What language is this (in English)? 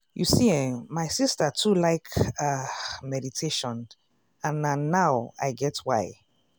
Nigerian Pidgin